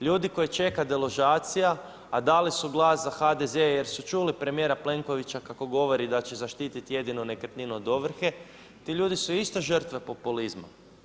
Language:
Croatian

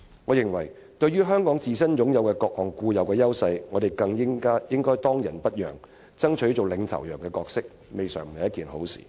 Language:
Cantonese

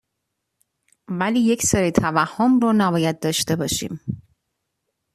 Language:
Persian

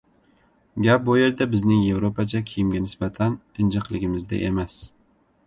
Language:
Uzbek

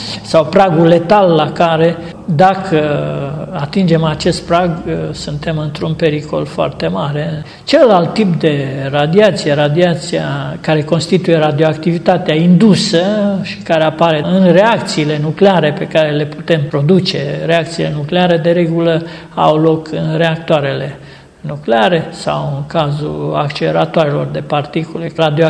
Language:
Romanian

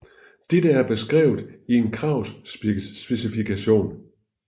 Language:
Danish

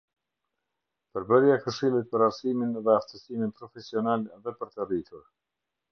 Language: Albanian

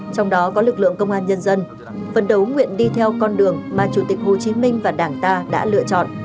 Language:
Vietnamese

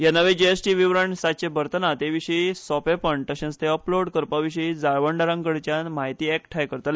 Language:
Konkani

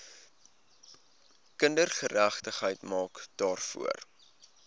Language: Afrikaans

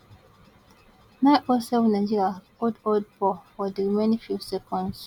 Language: Nigerian Pidgin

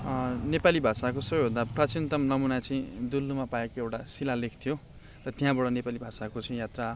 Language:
Nepali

